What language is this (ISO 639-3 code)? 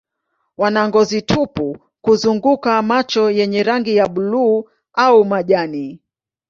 swa